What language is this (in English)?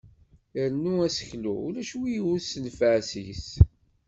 Kabyle